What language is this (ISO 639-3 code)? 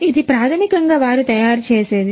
tel